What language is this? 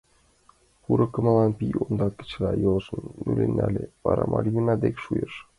Mari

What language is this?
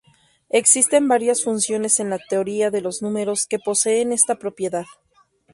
Spanish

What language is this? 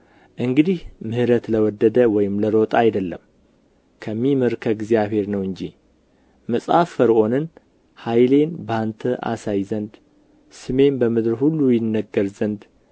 Amharic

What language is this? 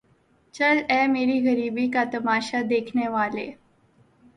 Urdu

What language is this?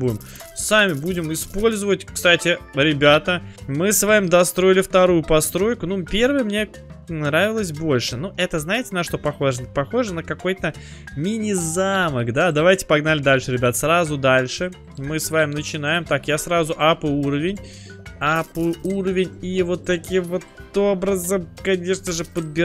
Russian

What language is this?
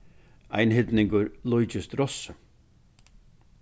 Faroese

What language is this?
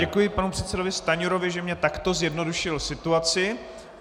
Czech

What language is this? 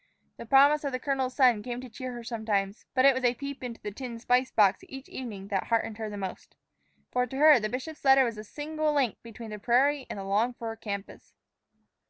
English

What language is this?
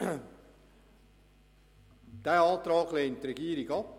Swiss German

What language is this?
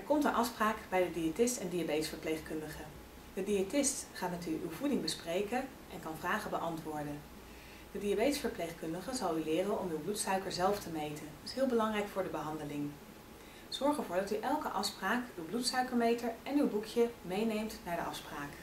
Dutch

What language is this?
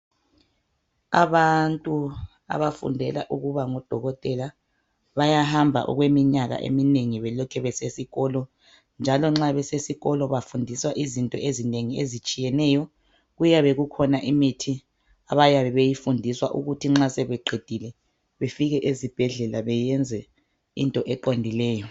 North Ndebele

